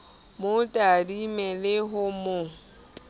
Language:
Southern Sotho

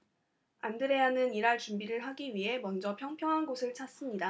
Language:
Korean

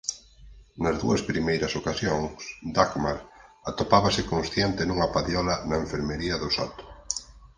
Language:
Galician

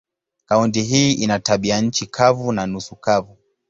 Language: Swahili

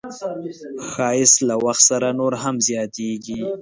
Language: Pashto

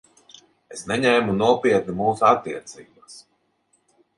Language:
Latvian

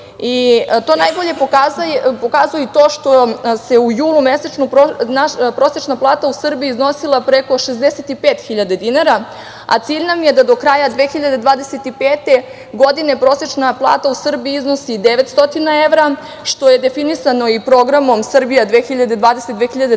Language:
Serbian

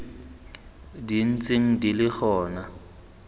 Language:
Tswana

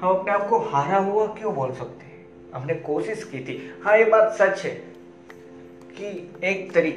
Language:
Hindi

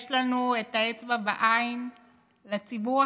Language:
Hebrew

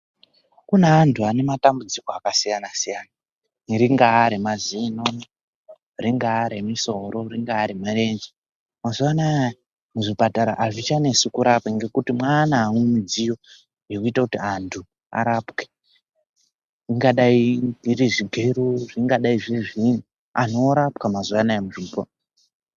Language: Ndau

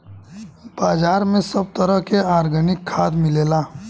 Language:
Bhojpuri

